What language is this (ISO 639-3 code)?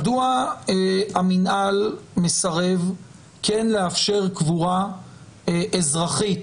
heb